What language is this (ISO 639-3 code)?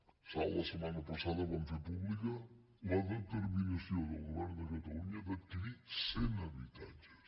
cat